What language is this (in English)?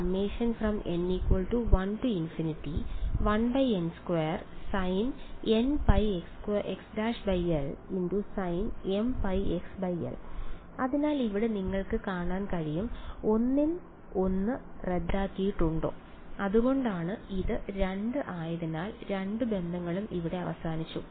Malayalam